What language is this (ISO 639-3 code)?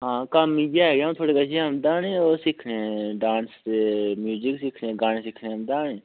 doi